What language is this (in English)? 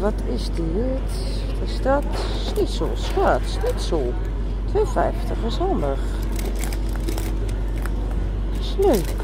Dutch